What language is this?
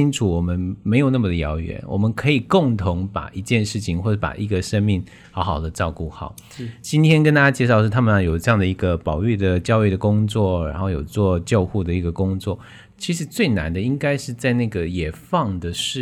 Chinese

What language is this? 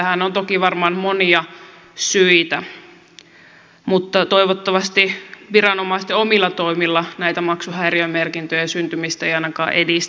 Finnish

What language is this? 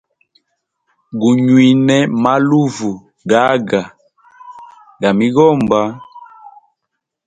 Hemba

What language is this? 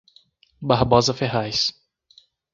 Portuguese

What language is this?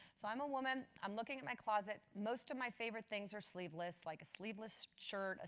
English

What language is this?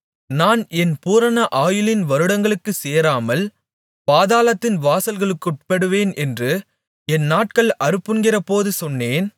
Tamil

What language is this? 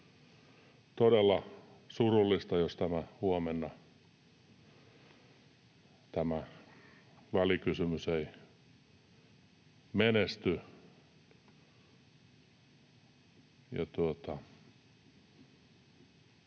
Finnish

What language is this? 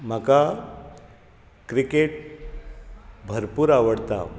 Konkani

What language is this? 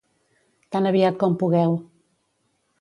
Catalan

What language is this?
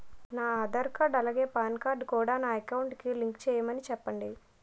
Telugu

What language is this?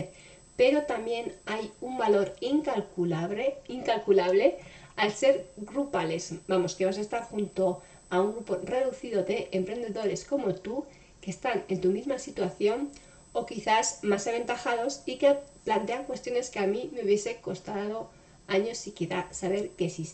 Spanish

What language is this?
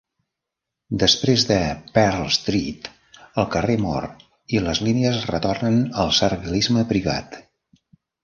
Catalan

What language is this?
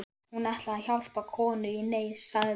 Icelandic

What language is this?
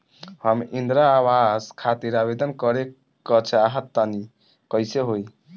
Bhojpuri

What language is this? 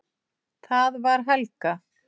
Icelandic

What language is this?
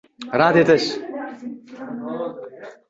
Uzbek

